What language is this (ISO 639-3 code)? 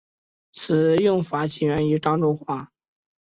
zho